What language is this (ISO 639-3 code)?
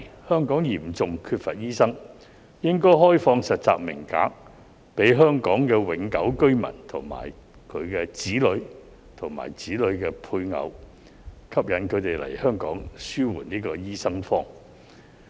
yue